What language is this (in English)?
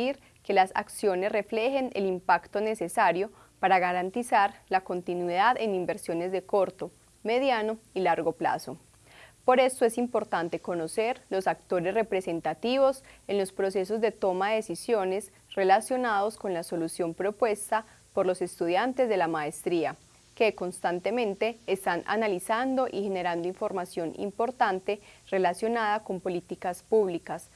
Spanish